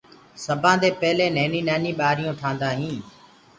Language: Gurgula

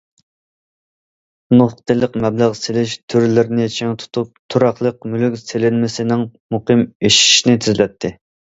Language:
Uyghur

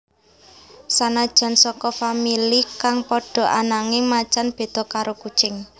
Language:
Javanese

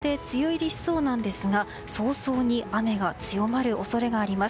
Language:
Japanese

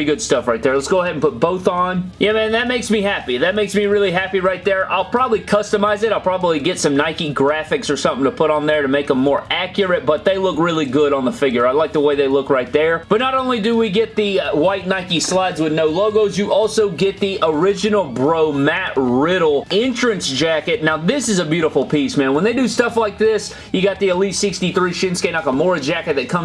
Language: English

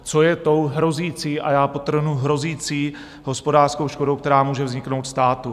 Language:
Czech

